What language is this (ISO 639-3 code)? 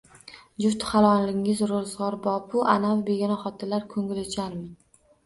uzb